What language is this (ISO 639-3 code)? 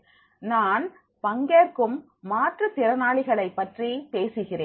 tam